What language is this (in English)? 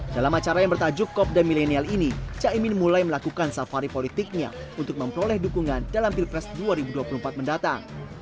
Indonesian